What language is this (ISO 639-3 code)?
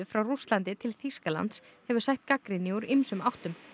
isl